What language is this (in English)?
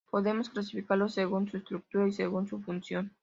Spanish